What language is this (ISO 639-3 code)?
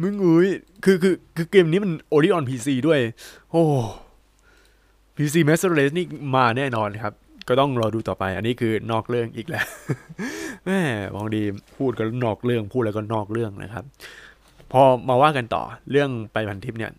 tha